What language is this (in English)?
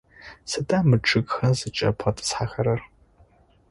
Adyghe